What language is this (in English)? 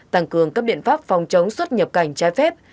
Vietnamese